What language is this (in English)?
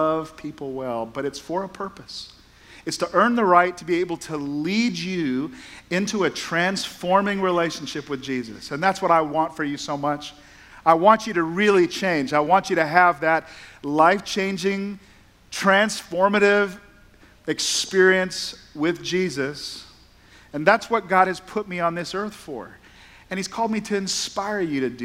English